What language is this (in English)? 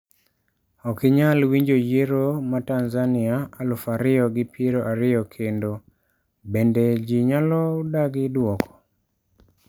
Luo (Kenya and Tanzania)